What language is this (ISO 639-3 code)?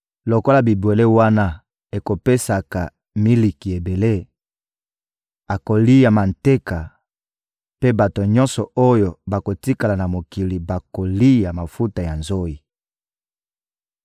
lin